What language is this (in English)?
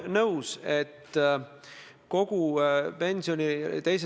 Estonian